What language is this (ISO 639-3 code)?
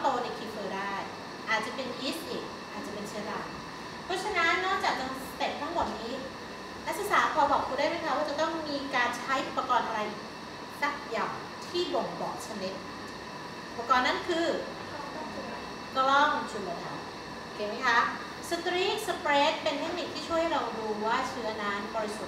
tha